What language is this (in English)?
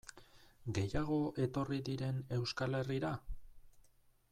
Basque